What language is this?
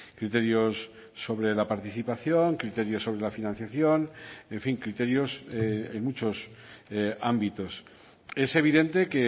Spanish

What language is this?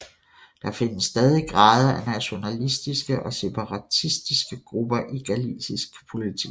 Danish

